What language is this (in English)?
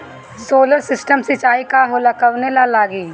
Bhojpuri